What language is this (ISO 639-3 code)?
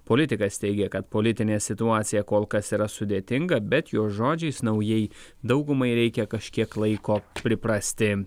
lit